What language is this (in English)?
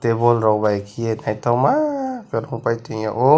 Kok Borok